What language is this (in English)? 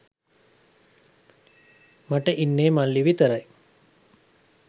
Sinhala